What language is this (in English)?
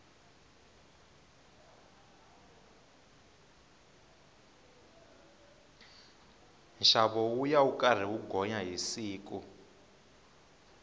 Tsonga